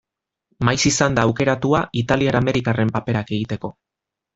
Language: Basque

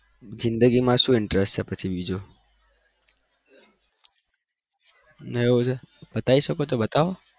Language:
Gujarati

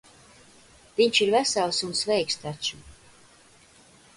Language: Latvian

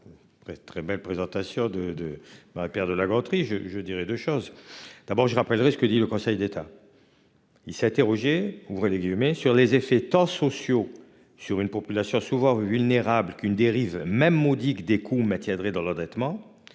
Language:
French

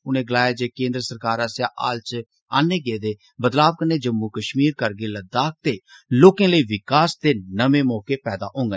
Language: Dogri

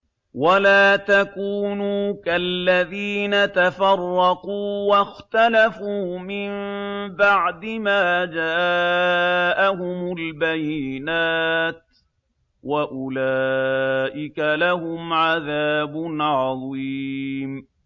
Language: Arabic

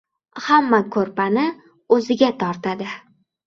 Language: Uzbek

